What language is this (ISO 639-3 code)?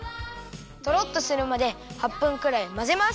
jpn